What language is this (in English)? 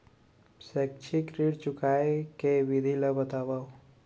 Chhattisgarhi